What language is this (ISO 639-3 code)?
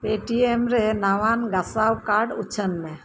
sat